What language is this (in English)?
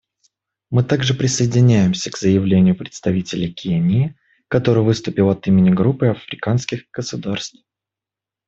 Russian